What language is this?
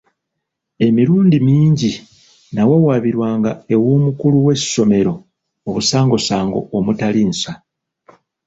Ganda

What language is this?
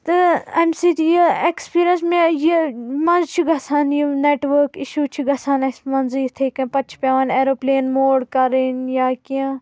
Kashmiri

